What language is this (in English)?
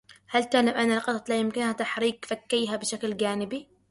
Arabic